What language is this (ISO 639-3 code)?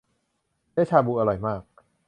tha